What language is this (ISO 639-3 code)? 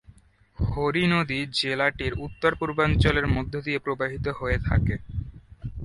ben